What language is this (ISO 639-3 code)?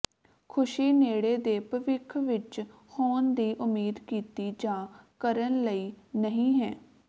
pan